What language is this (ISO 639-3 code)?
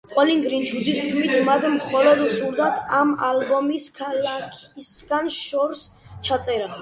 kat